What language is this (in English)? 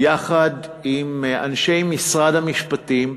Hebrew